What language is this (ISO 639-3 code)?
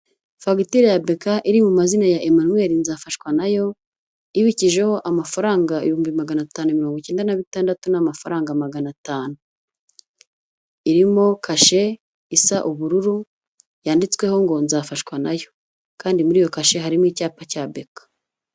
kin